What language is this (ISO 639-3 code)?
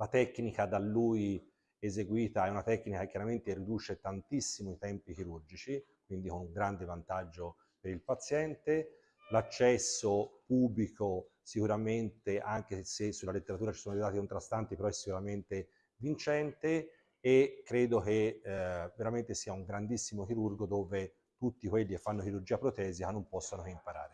ita